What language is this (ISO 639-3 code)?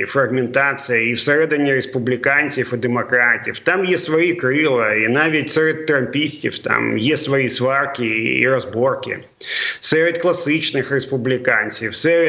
ukr